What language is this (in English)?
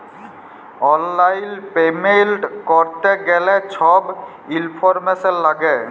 Bangla